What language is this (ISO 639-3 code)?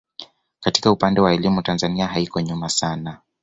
swa